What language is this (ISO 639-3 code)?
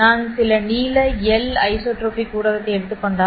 tam